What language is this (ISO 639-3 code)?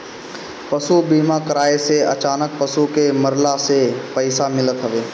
bho